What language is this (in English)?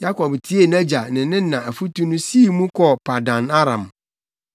Akan